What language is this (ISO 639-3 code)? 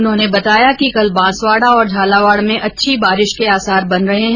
hin